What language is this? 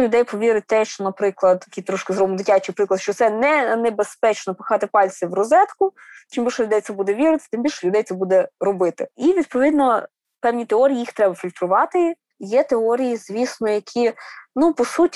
Ukrainian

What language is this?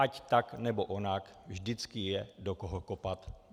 Czech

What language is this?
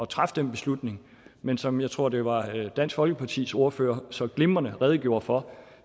Danish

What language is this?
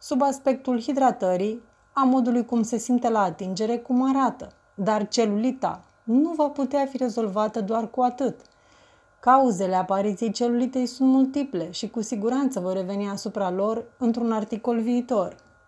Romanian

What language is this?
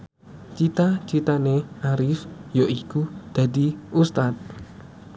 Javanese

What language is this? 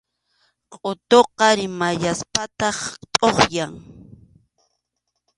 Arequipa-La Unión Quechua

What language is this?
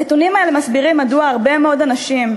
Hebrew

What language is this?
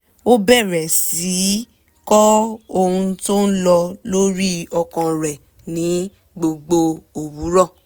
Yoruba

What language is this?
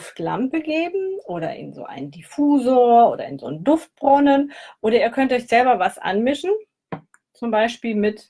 German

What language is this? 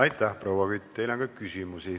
Estonian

